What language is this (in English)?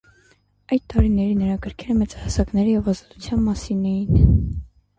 Armenian